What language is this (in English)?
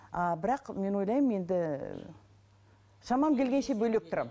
Kazakh